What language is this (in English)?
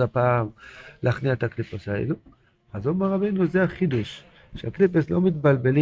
Hebrew